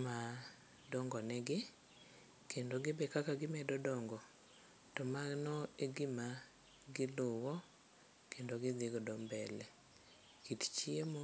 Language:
Luo (Kenya and Tanzania)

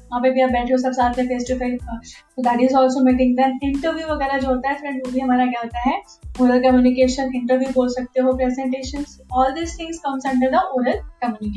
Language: Hindi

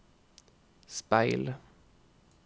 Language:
Norwegian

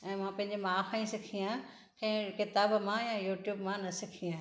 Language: Sindhi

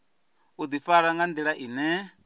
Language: Venda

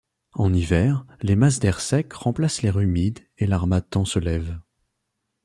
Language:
French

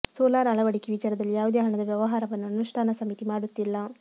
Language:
Kannada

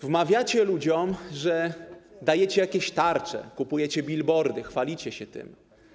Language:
Polish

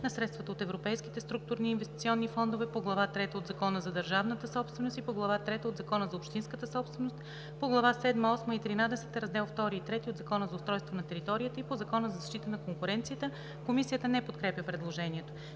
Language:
Bulgarian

